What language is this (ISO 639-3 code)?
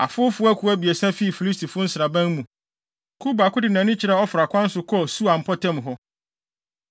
aka